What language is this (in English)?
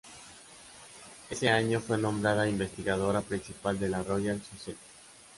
Spanish